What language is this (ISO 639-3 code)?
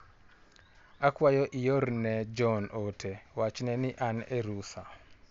luo